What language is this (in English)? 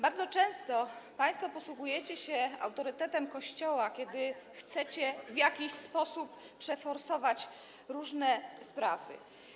Polish